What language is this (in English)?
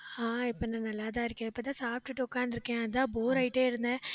Tamil